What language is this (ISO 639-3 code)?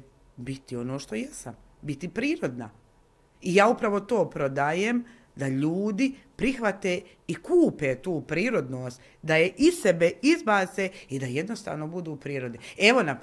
hrv